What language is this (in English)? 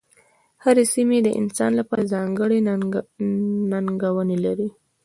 Pashto